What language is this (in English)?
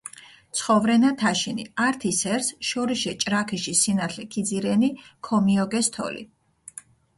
Mingrelian